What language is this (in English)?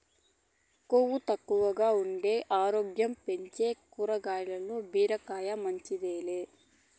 Telugu